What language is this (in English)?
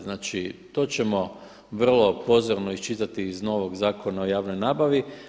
Croatian